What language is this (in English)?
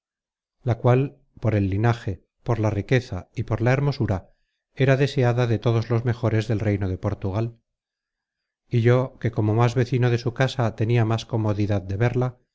Spanish